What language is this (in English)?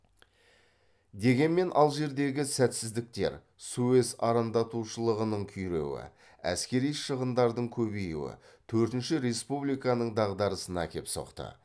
Kazakh